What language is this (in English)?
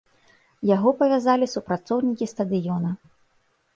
Belarusian